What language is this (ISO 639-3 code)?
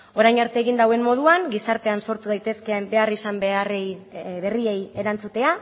eus